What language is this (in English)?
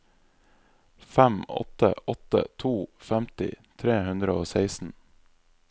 Norwegian